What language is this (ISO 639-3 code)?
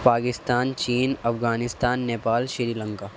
urd